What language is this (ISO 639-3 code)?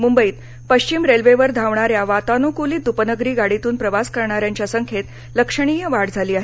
mar